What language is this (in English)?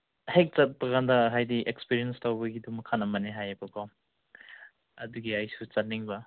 Manipuri